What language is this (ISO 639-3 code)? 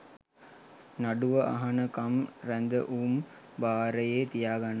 sin